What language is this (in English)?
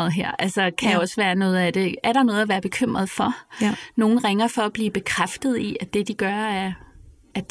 Danish